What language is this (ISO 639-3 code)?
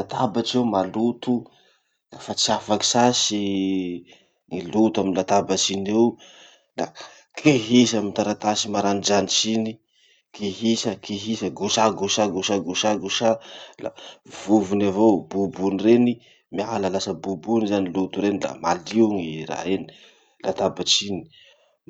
msh